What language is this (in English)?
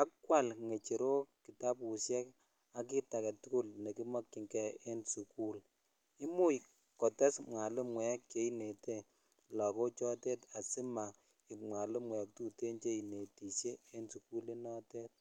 Kalenjin